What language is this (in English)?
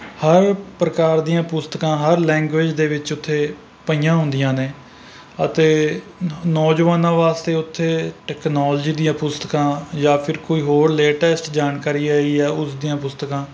Punjabi